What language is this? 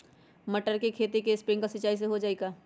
Magahi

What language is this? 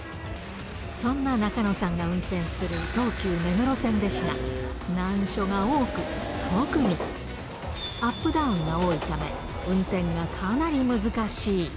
Japanese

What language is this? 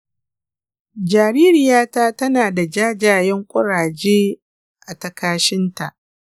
Hausa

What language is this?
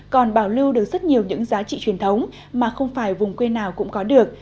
Vietnamese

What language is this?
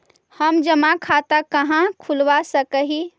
Magahi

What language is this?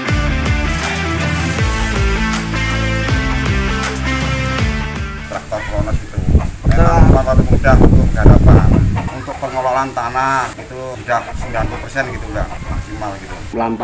Indonesian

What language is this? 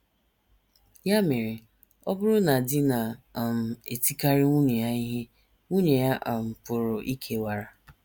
Igbo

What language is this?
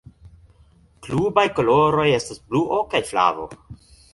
Esperanto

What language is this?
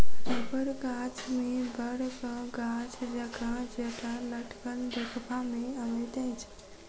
Maithili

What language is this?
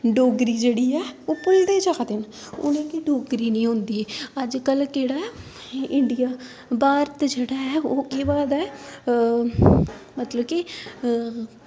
Dogri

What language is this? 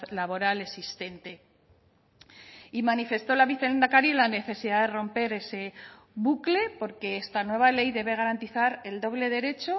Spanish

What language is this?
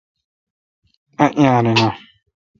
Kalkoti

